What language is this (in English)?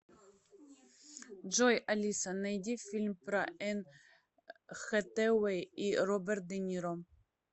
Russian